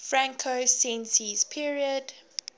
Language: English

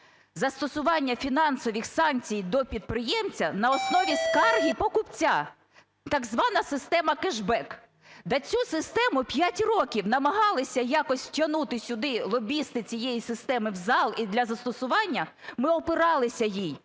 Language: Ukrainian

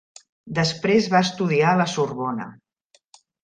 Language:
Catalan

